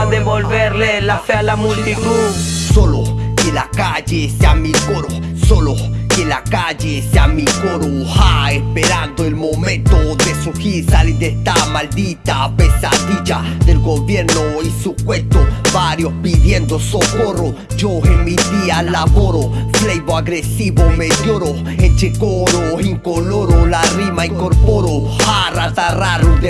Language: Spanish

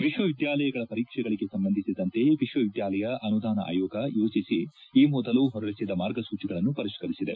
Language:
Kannada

